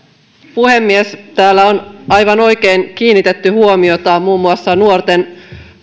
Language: Finnish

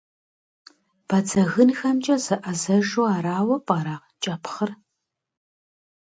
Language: Kabardian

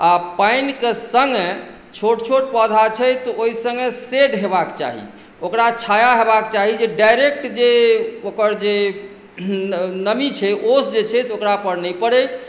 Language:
Maithili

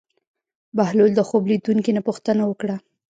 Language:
Pashto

